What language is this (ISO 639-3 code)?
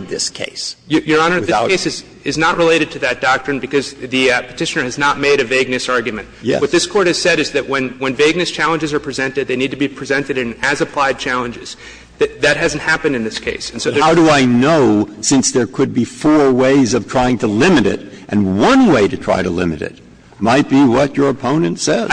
eng